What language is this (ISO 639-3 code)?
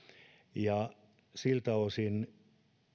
fin